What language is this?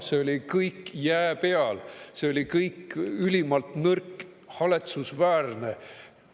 Estonian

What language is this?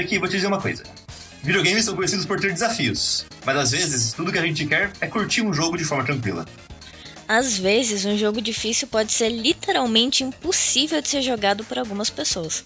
Portuguese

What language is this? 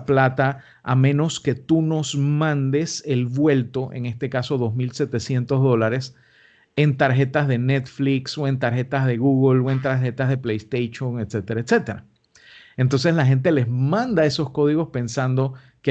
Spanish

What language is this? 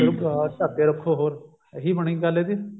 Punjabi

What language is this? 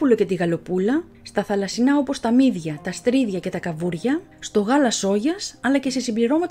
Greek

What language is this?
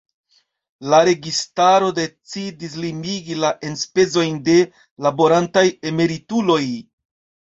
Esperanto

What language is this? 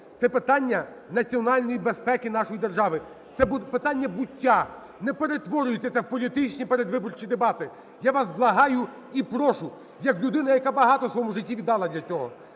Ukrainian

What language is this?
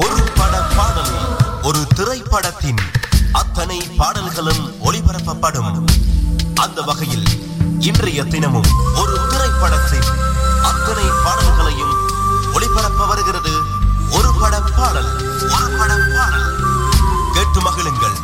Tamil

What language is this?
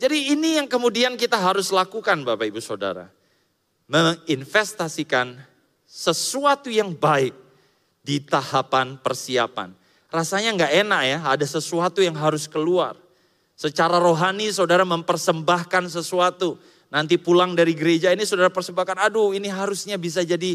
Indonesian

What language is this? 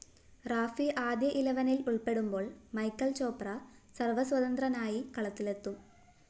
Malayalam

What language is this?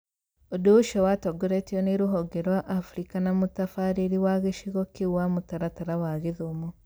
Kikuyu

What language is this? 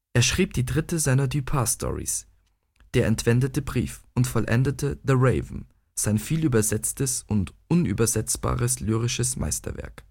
German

